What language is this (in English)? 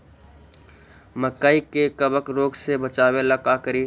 Magahi